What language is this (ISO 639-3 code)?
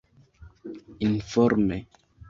epo